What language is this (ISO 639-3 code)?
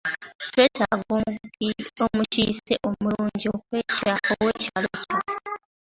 lug